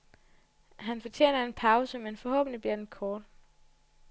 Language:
Danish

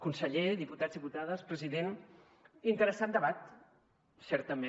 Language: Catalan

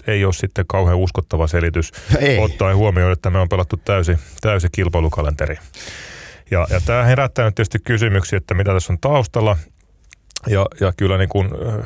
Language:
Finnish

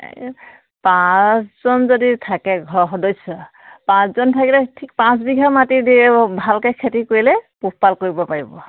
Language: Assamese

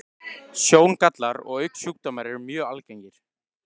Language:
Icelandic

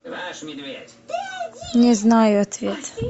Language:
Russian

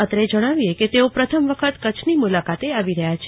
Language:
Gujarati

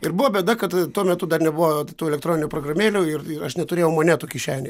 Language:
Lithuanian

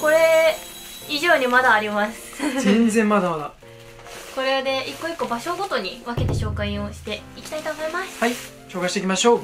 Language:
Japanese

